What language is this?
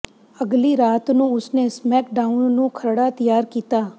Punjabi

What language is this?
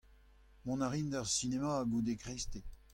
Breton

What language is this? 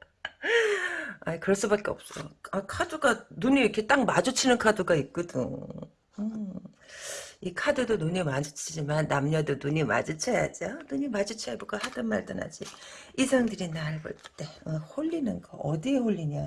Korean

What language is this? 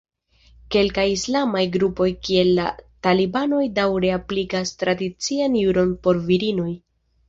Esperanto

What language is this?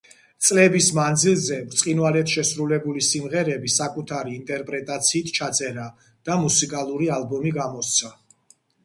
Georgian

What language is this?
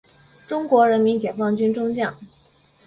Chinese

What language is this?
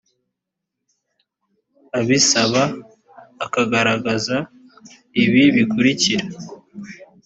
Kinyarwanda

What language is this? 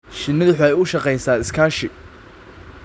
Somali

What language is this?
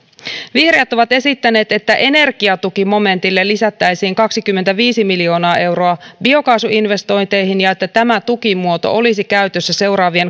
Finnish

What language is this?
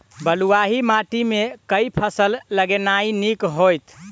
Maithili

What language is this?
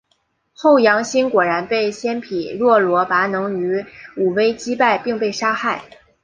Chinese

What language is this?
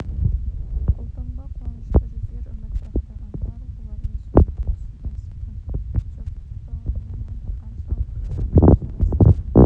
Kazakh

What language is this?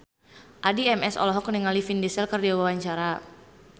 Sundanese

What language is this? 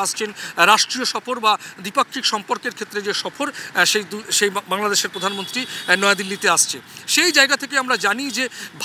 Bangla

